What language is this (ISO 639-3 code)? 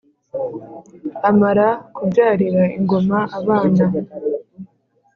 kin